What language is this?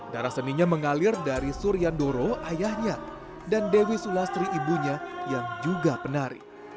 Indonesian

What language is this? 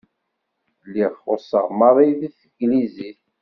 Kabyle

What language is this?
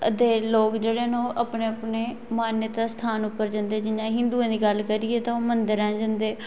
Dogri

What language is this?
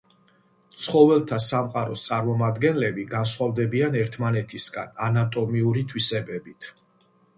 Georgian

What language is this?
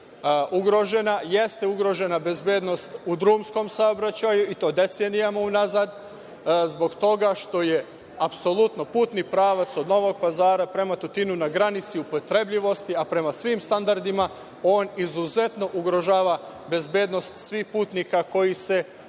Serbian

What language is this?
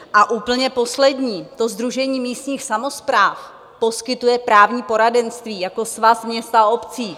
Czech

